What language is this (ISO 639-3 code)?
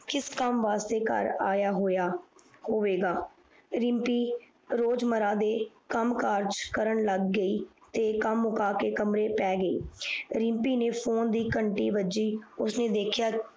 pan